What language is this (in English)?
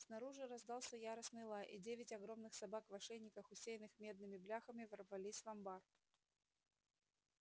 Russian